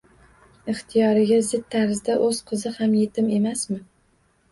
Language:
Uzbek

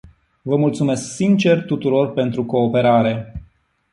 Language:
Romanian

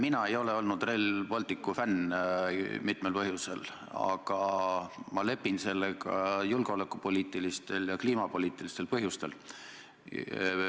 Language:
Estonian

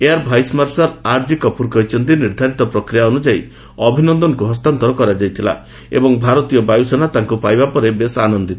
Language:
Odia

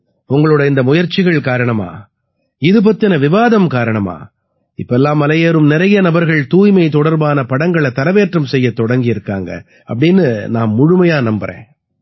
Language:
Tamil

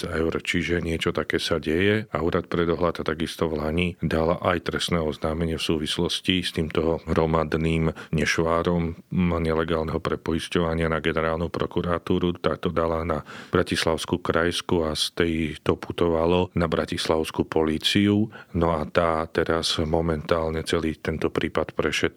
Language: Slovak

